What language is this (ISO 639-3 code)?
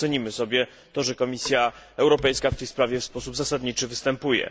pol